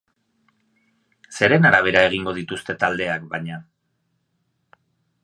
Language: Basque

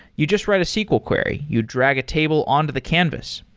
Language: English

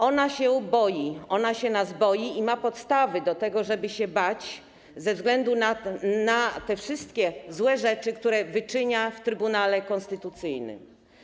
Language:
Polish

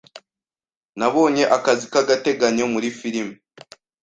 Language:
Kinyarwanda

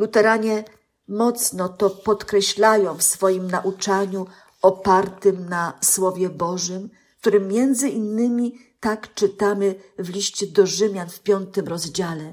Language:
Polish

